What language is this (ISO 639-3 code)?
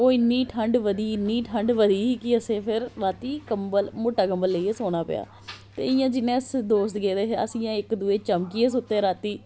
doi